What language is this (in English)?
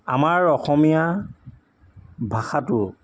Assamese